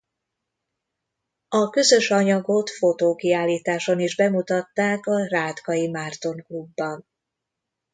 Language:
Hungarian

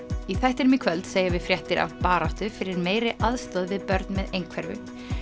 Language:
Icelandic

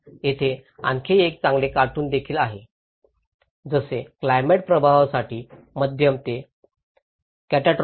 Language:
Marathi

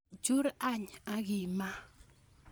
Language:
Kalenjin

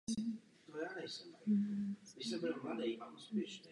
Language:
Czech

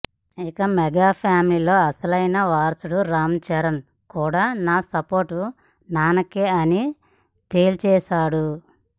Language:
Telugu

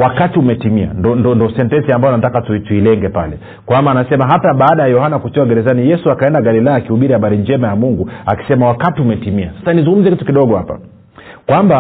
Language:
Swahili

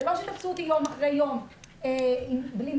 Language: Hebrew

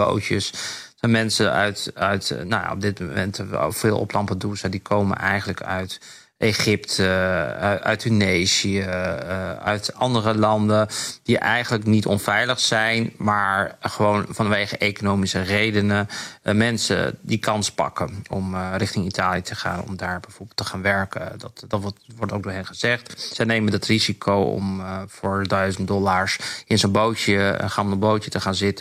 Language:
Dutch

